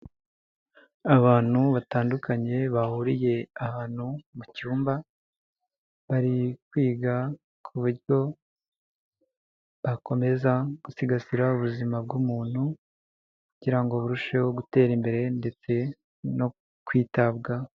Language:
Kinyarwanda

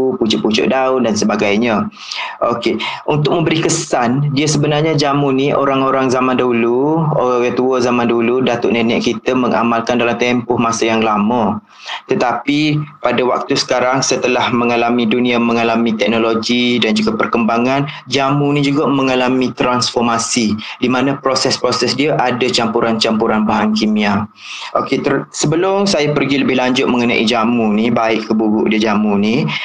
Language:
Malay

